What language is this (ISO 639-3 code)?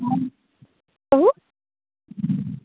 mai